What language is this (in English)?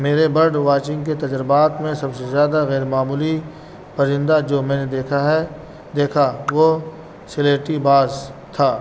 Urdu